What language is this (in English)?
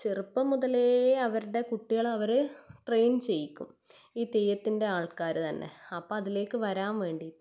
Malayalam